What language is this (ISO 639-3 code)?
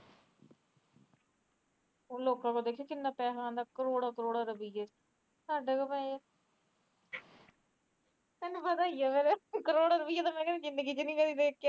pan